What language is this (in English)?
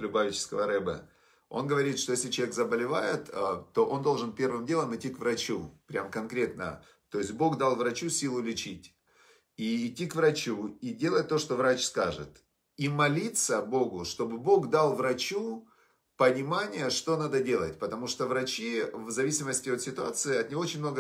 Russian